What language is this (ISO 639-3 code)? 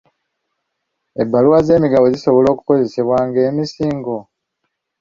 lug